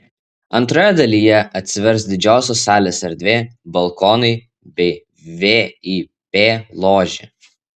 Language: Lithuanian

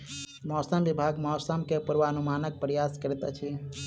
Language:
Maithili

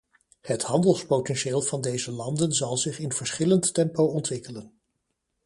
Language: Dutch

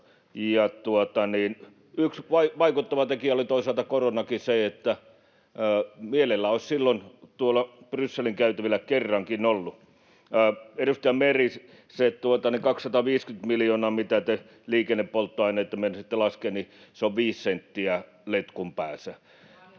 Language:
Finnish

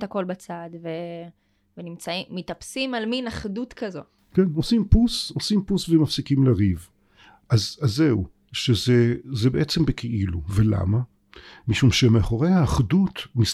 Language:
Hebrew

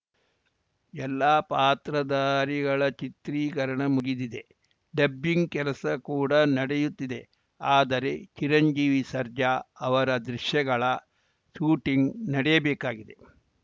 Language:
Kannada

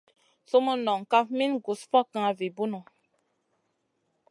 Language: Masana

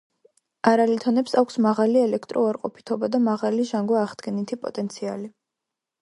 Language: Georgian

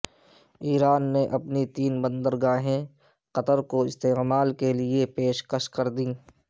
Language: Urdu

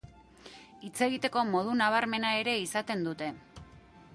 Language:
Basque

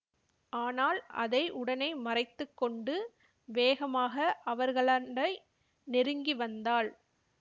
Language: Tamil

